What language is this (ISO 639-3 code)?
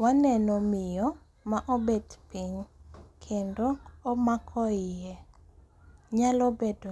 luo